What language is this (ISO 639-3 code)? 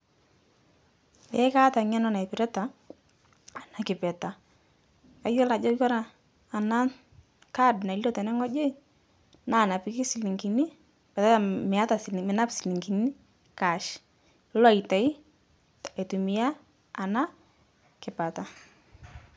mas